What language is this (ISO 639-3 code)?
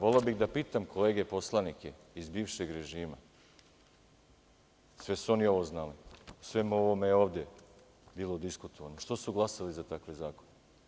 srp